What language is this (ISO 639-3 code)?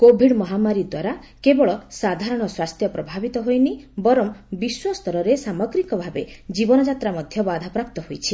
ori